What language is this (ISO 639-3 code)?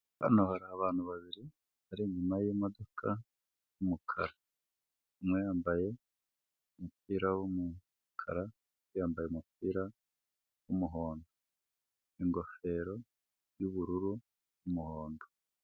kin